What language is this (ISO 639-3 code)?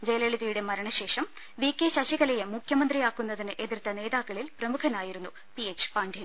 mal